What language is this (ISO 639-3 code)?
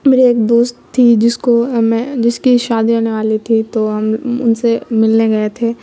urd